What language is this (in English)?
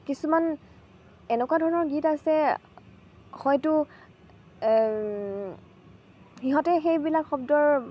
Assamese